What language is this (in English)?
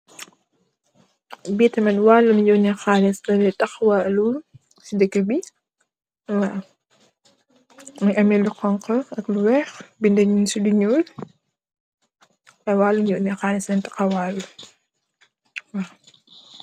Wolof